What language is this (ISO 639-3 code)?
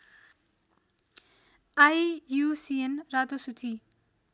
nep